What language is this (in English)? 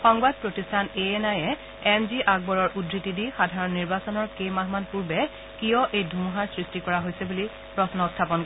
Assamese